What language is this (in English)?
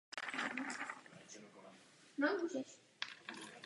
Czech